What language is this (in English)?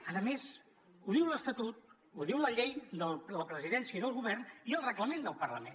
Catalan